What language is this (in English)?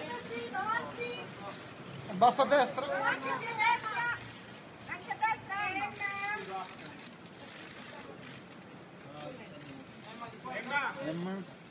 Italian